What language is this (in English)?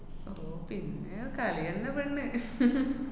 Malayalam